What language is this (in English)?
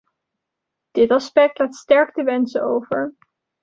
Dutch